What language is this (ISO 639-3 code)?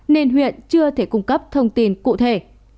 vie